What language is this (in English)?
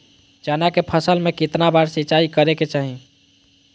Magahi